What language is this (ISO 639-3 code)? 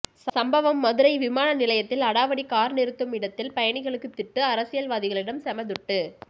tam